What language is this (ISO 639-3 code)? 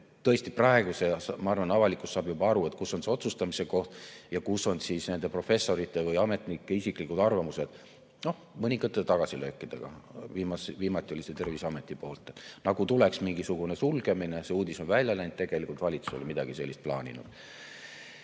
est